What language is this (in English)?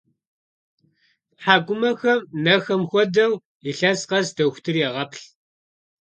Kabardian